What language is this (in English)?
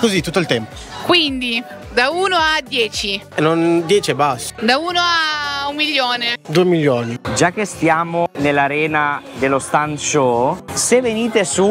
Italian